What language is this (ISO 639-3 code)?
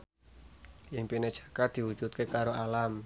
jav